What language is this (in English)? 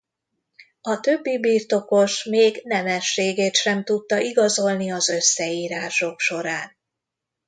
Hungarian